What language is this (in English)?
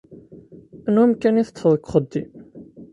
Kabyle